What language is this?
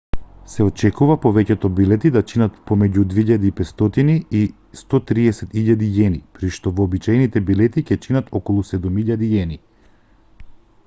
Macedonian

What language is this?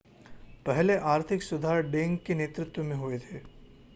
Hindi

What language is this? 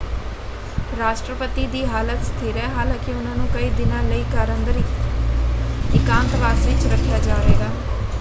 Punjabi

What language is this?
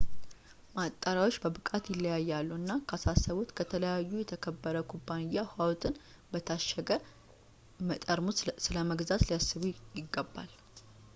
Amharic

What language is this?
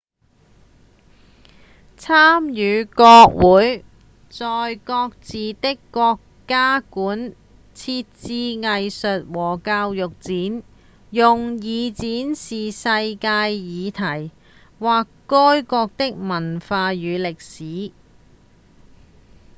Cantonese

